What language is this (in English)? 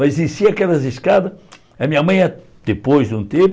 Portuguese